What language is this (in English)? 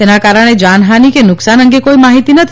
Gujarati